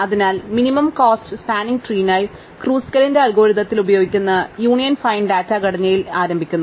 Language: Malayalam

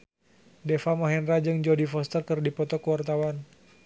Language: Sundanese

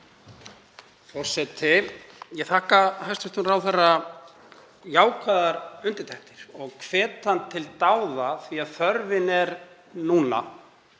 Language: Icelandic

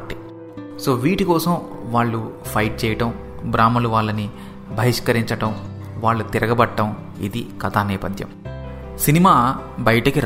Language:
Telugu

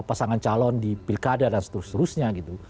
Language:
Indonesian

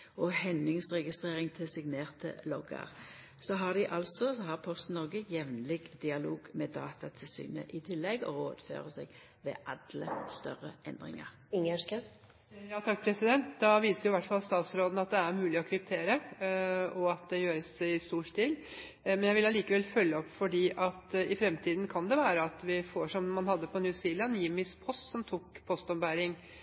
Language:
Norwegian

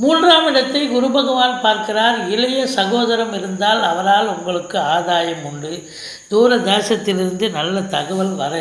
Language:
Hindi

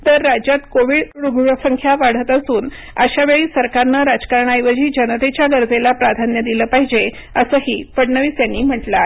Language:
Marathi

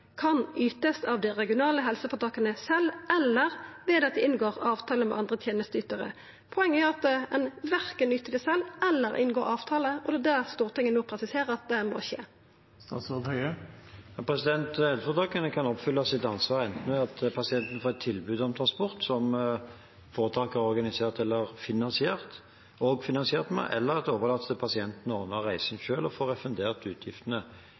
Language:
Norwegian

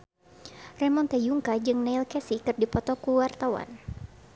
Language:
Sundanese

